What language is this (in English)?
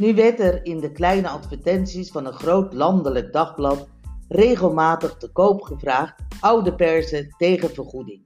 Dutch